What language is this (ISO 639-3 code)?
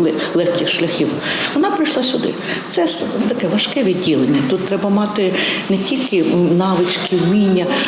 ukr